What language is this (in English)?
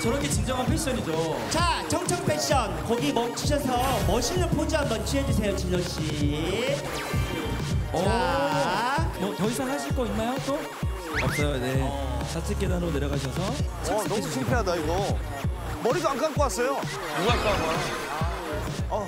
Korean